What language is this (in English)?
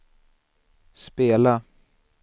Swedish